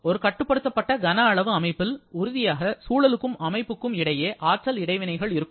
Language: Tamil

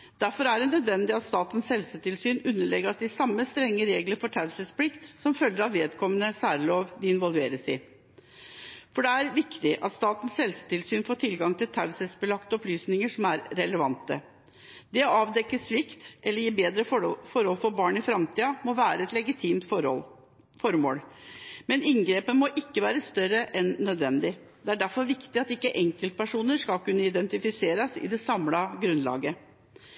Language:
Norwegian Bokmål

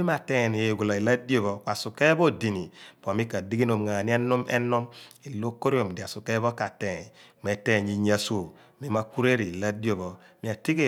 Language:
Abua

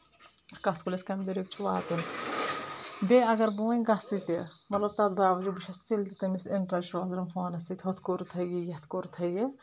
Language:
Kashmiri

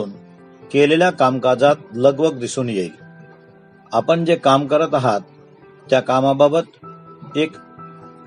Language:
Marathi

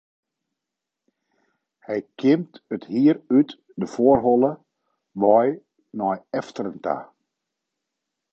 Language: Western Frisian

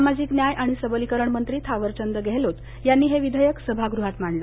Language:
Marathi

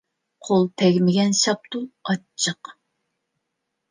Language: Uyghur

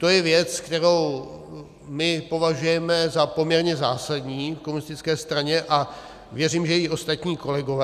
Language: Czech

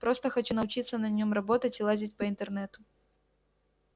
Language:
Russian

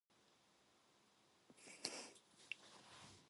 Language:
Korean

